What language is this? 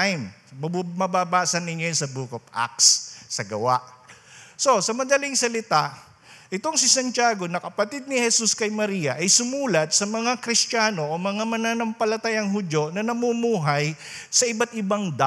Filipino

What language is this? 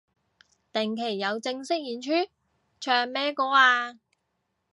Cantonese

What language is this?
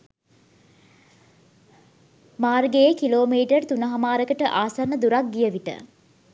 Sinhala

